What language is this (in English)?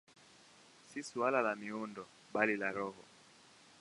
Swahili